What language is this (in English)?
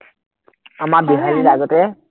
Assamese